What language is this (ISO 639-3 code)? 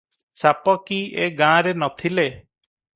ori